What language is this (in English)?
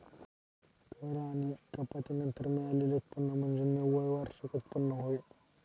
Marathi